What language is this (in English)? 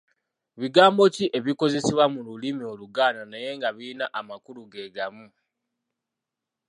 Ganda